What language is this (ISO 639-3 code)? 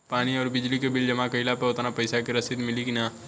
bho